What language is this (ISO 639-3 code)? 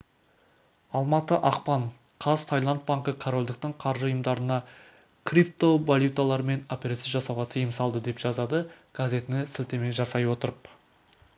kaz